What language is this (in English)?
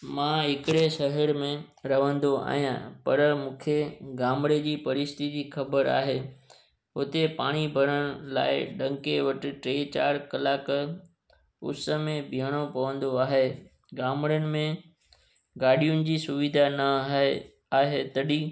Sindhi